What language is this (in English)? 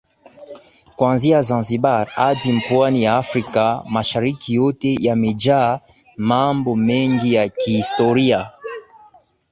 Swahili